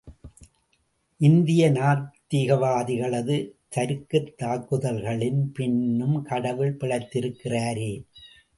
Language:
Tamil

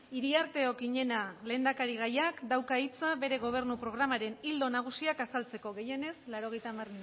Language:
Basque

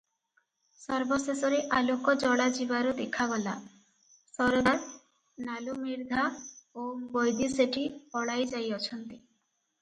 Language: Odia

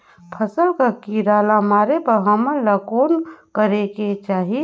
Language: Chhattisgarhi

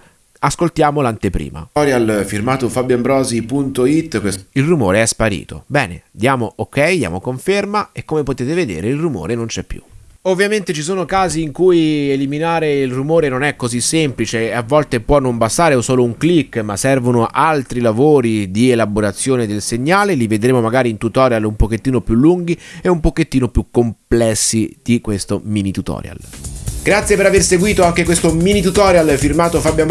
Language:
Italian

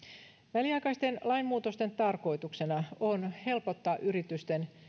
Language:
Finnish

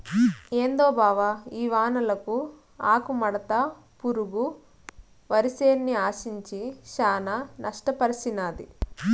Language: Telugu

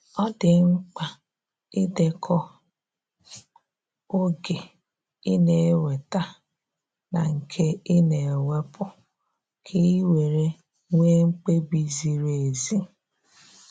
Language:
Igbo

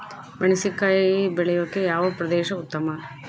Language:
Kannada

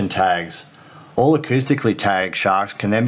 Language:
Indonesian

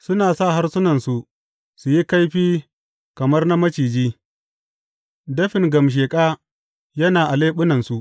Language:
Hausa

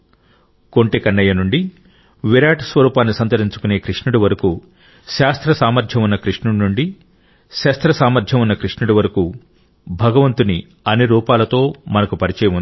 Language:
Telugu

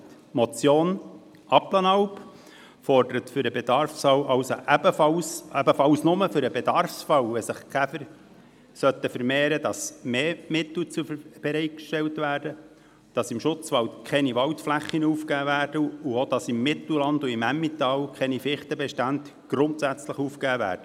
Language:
Swiss German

